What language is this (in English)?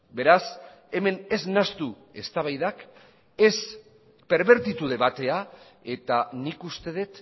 Basque